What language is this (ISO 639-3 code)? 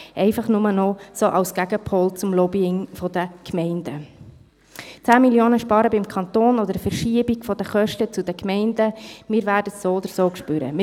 gsw